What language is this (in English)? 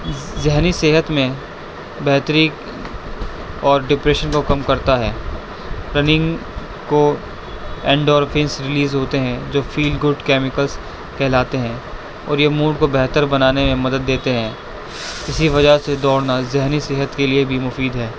Urdu